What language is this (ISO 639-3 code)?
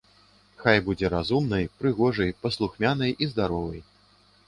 bel